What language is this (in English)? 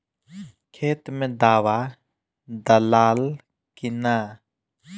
Bhojpuri